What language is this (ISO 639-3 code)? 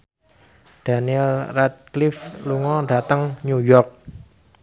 jav